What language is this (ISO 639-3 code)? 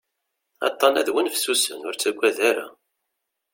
kab